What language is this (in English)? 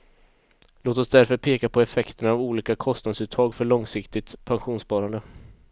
Swedish